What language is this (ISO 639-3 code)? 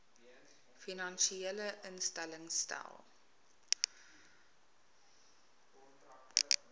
afr